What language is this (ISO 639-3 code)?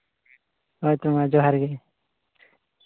sat